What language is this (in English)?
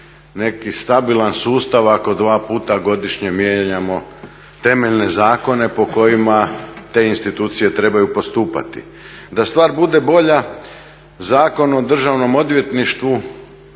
Croatian